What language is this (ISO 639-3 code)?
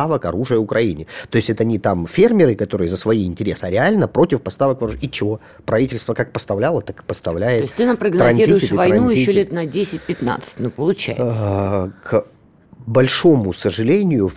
rus